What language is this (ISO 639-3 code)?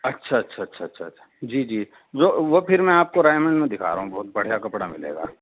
urd